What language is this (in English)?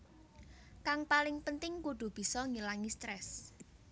Javanese